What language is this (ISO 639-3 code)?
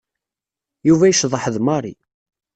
kab